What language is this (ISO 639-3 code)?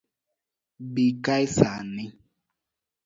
luo